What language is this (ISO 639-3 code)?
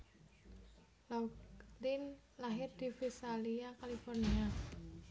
jav